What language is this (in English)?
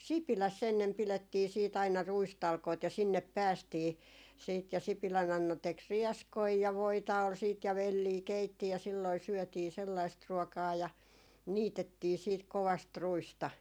Finnish